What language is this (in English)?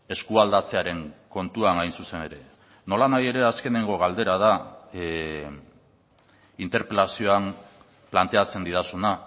Basque